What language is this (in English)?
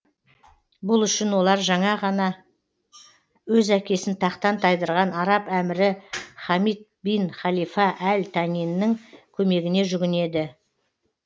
Kazakh